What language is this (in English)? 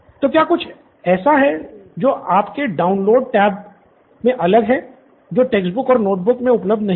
Hindi